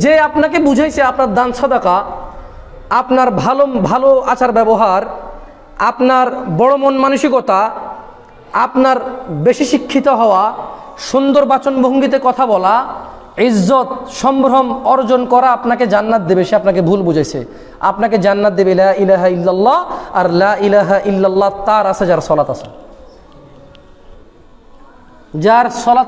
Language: Arabic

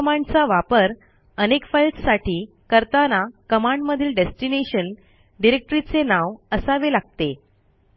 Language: Marathi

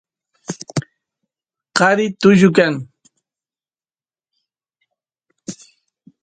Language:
Santiago del Estero Quichua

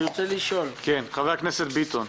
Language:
Hebrew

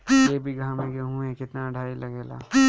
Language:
Bhojpuri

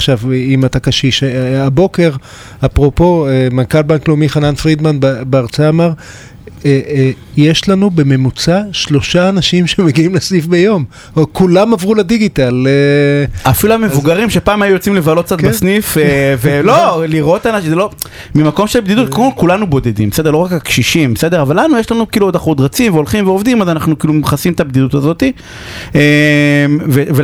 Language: Hebrew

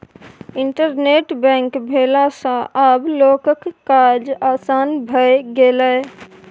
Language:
Maithili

